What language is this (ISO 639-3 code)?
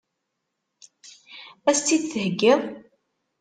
kab